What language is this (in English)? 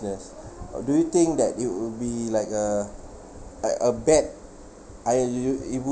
English